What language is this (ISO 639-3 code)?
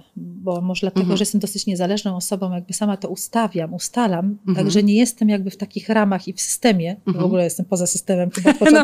pol